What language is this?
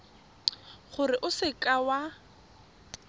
Tswana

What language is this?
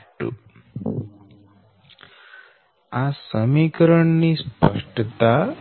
Gujarati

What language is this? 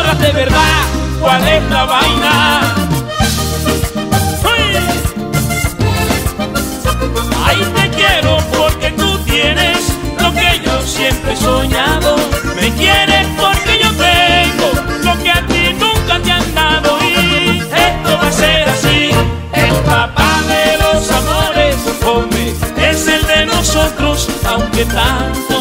Spanish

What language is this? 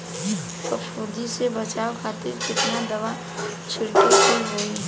Bhojpuri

